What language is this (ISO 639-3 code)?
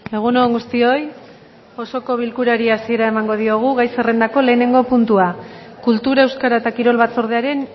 eus